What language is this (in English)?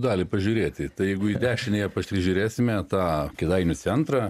Lithuanian